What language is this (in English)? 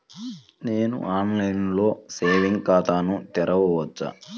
Telugu